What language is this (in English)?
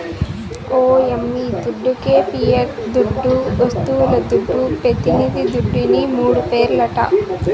Telugu